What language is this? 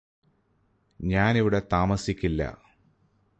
Malayalam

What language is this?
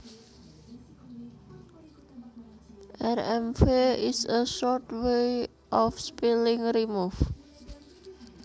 Javanese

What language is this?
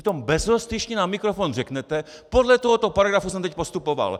Czech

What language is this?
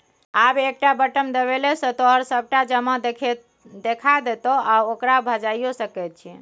Maithili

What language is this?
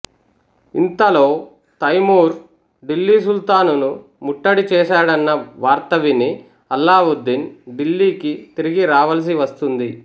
Telugu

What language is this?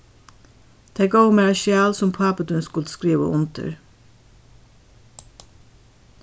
Faroese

